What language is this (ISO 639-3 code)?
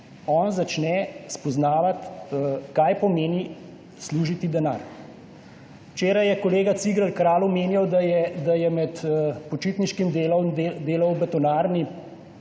slv